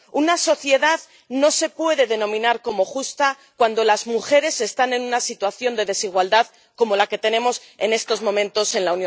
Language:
Spanish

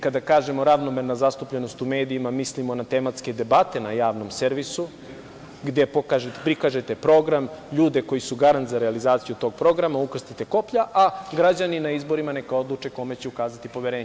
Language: Serbian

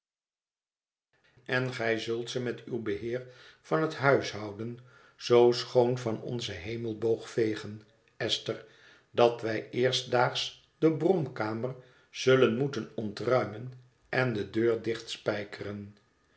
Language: Dutch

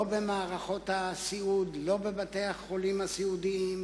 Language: Hebrew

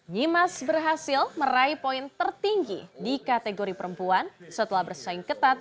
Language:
Indonesian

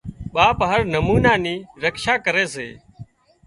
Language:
Wadiyara Koli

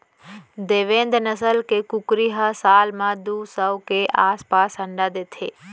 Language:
Chhattisgarhi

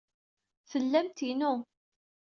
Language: Kabyle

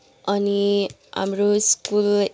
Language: Nepali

